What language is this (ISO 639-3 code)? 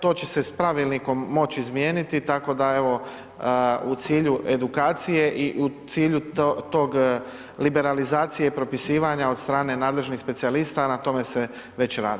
hrv